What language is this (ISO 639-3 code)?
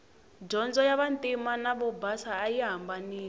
tso